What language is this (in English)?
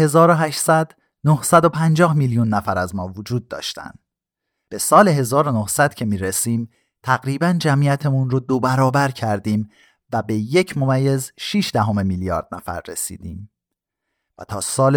Persian